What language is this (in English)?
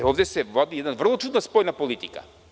Serbian